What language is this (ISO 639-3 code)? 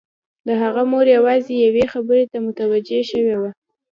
pus